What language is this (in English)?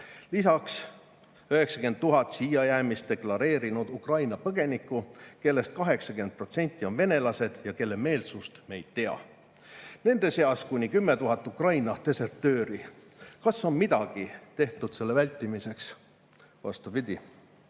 Estonian